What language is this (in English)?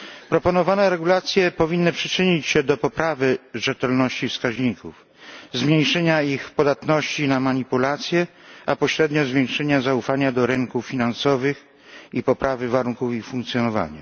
Polish